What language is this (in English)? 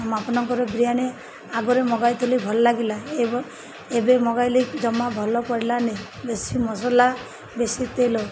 Odia